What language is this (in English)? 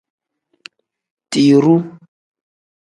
Tem